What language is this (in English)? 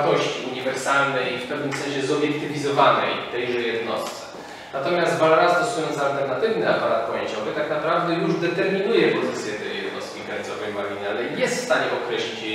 Polish